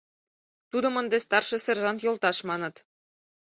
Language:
Mari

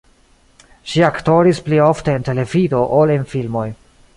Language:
Esperanto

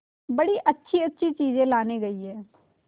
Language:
Hindi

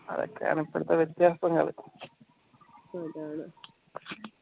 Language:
Malayalam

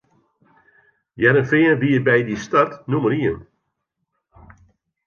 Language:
Western Frisian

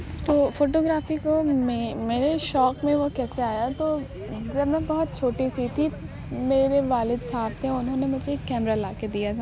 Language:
Urdu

